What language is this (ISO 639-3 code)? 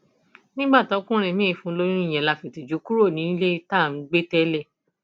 yor